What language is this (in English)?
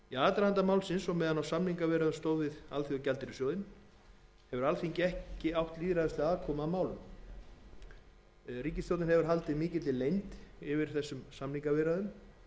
Icelandic